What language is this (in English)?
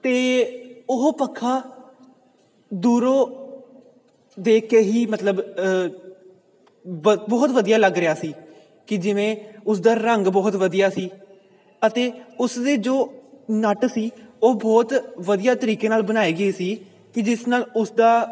Punjabi